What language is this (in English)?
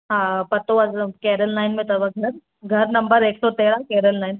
Sindhi